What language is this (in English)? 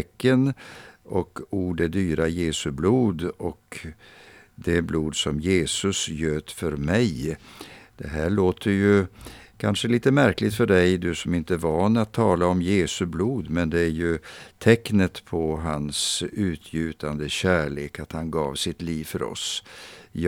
Swedish